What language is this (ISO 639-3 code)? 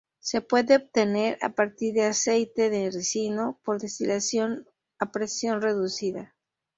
spa